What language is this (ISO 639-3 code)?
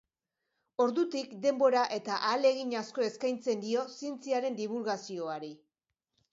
eus